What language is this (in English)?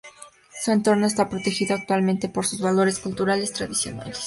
Spanish